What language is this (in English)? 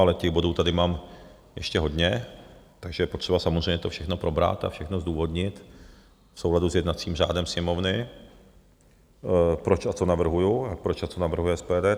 Czech